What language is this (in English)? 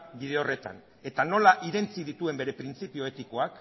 Basque